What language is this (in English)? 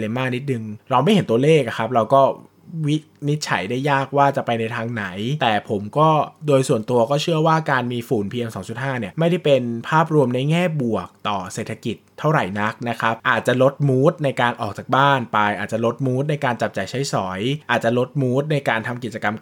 Thai